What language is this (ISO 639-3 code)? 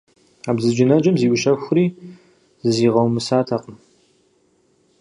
kbd